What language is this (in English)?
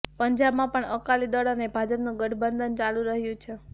Gujarati